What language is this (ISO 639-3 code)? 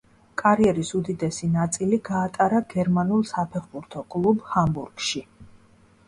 kat